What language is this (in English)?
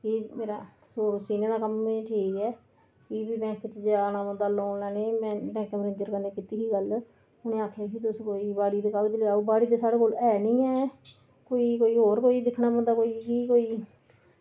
Dogri